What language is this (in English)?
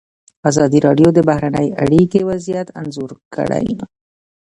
Pashto